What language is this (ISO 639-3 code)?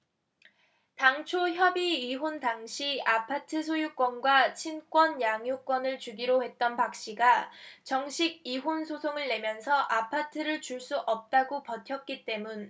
kor